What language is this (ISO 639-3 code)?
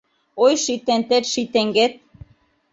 chm